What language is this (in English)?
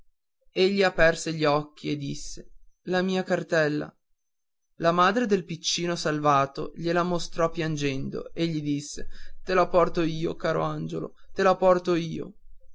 Italian